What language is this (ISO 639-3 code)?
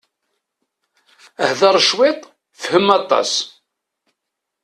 kab